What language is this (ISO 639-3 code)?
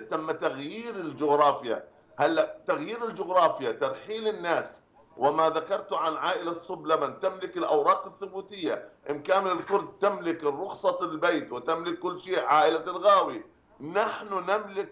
ara